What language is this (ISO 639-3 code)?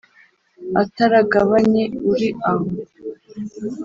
kin